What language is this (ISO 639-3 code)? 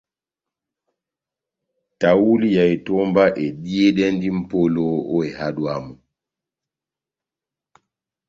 bnm